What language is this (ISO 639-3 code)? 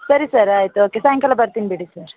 kan